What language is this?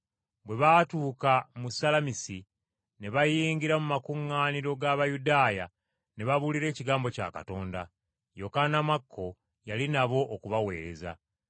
Ganda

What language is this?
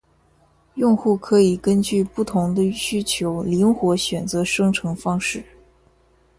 Chinese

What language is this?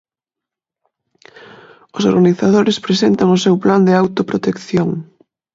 Galician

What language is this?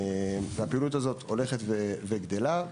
Hebrew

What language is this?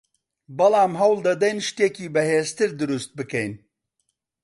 Central Kurdish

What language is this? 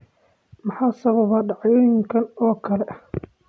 Somali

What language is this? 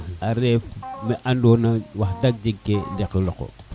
Serer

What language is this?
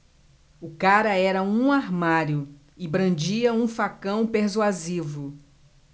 Portuguese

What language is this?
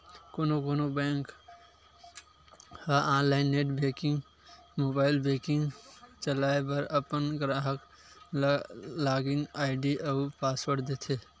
Chhattisgarhi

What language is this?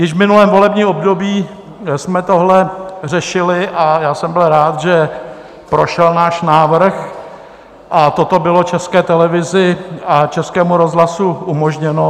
Czech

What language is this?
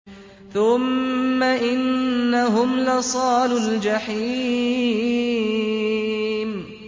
Arabic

